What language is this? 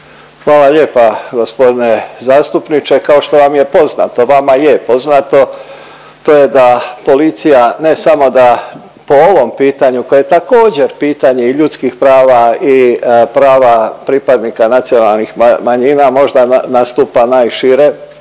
Croatian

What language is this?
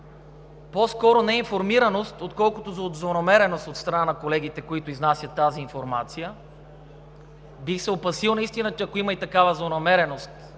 Bulgarian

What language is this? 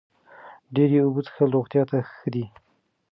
Pashto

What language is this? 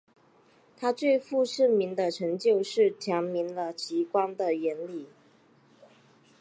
Chinese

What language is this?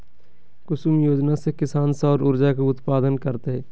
Magahi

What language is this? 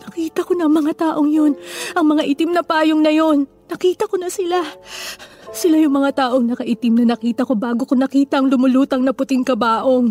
Filipino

